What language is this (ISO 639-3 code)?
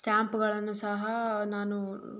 kan